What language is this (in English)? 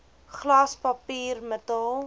Afrikaans